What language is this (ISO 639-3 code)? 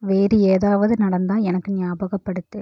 tam